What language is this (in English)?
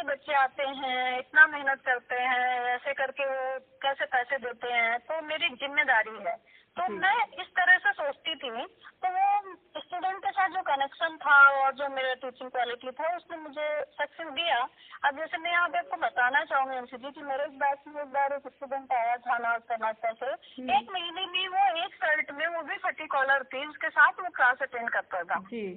Hindi